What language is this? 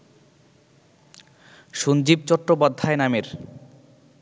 Bangla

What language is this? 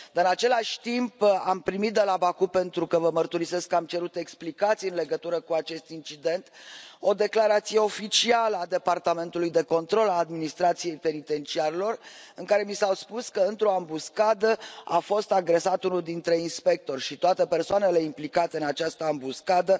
Romanian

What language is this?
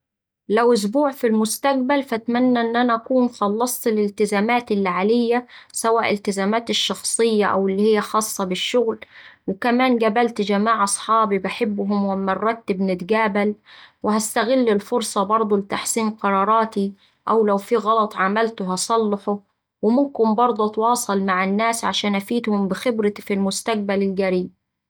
Saidi Arabic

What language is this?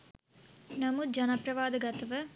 Sinhala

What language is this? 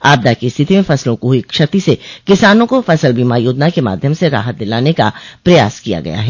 Hindi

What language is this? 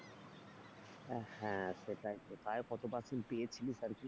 Bangla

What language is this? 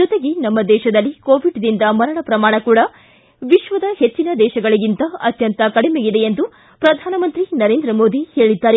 Kannada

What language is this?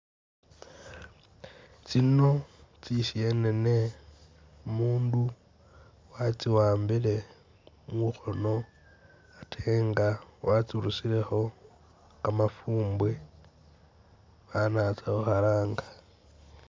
Masaaba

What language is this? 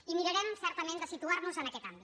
Catalan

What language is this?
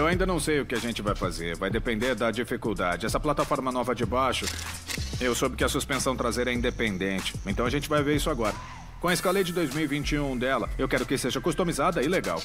Portuguese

